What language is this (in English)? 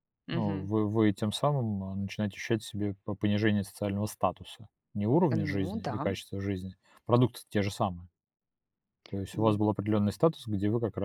Russian